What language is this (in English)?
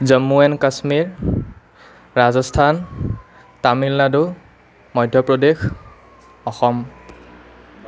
Assamese